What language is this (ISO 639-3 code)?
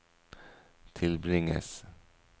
nor